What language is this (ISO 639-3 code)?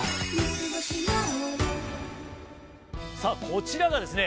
jpn